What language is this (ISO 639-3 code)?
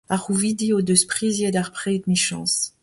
bre